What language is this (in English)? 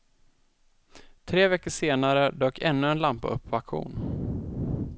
Swedish